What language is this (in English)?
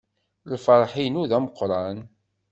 Kabyle